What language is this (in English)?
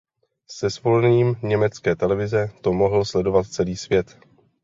Czech